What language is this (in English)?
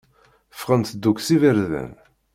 Kabyle